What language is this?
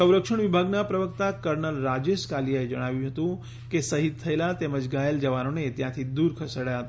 Gujarati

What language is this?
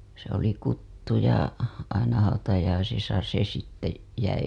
Finnish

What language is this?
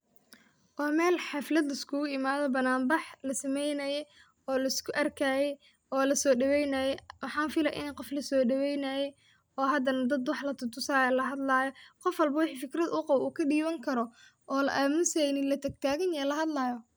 Somali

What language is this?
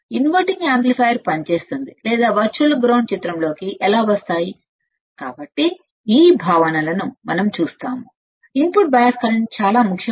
Telugu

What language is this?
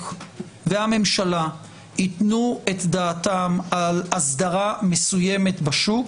Hebrew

